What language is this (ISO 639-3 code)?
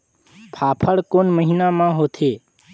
hne